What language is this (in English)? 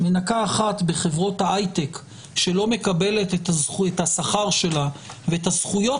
Hebrew